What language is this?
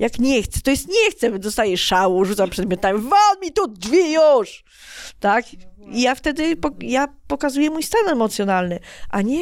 Polish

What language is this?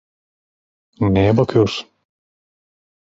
Turkish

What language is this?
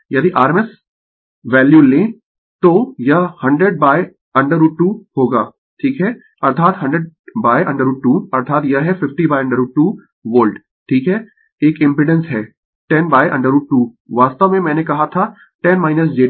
Hindi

